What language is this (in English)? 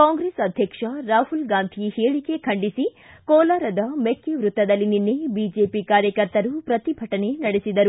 Kannada